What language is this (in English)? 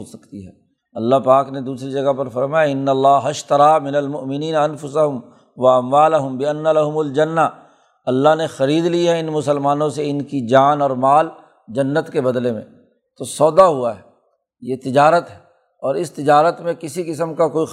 Urdu